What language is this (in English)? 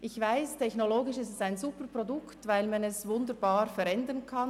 Swiss German